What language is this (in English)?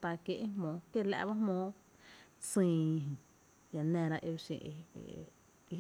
Tepinapa Chinantec